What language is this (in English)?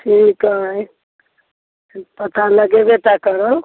Maithili